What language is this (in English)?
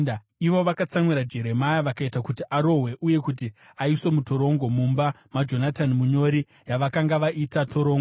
Shona